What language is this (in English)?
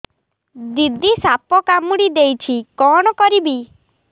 Odia